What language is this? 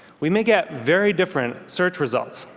English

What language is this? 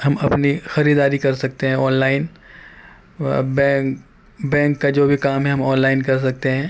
Urdu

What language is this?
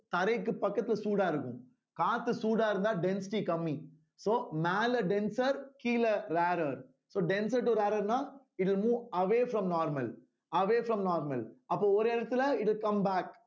Tamil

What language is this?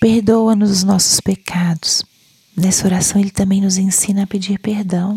Portuguese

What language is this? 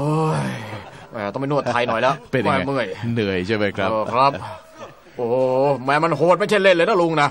Thai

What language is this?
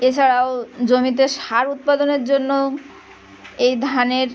Bangla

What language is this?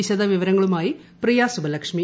Malayalam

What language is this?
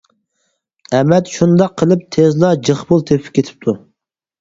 Uyghur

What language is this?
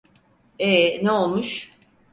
Turkish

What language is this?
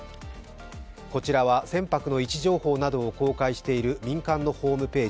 Japanese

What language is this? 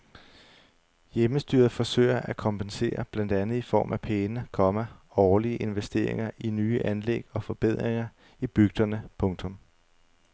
Danish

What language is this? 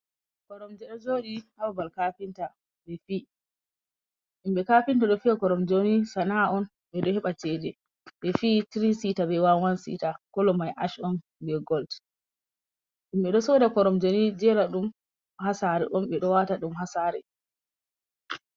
Fula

